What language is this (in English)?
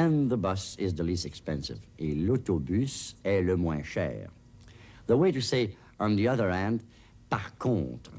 French